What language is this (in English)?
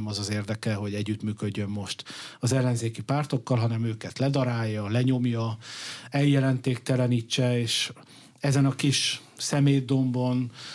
Hungarian